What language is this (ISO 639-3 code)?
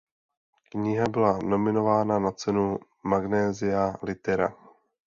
ces